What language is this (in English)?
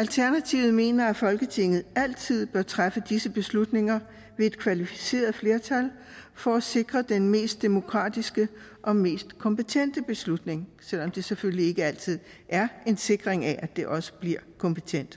Danish